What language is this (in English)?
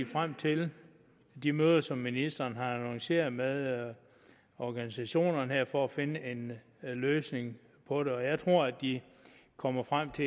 Danish